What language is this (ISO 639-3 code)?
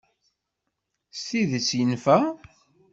kab